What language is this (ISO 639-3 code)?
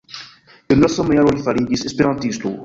epo